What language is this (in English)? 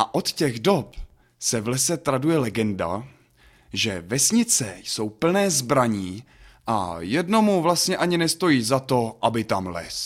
Czech